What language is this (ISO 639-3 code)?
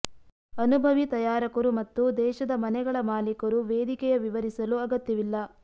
kan